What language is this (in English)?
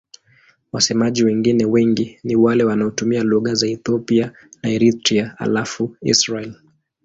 Swahili